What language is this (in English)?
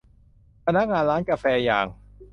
Thai